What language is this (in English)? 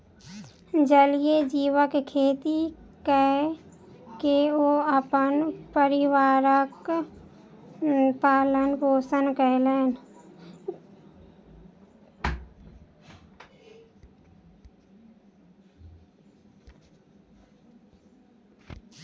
Maithili